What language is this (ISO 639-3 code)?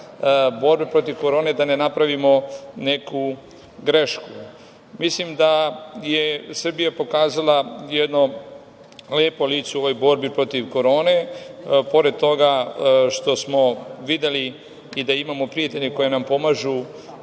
srp